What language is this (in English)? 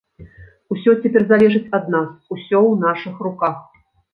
Belarusian